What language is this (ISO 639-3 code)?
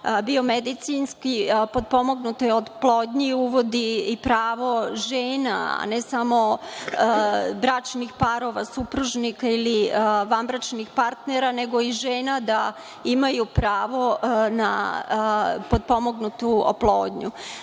srp